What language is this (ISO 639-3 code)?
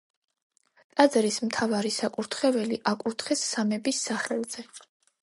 kat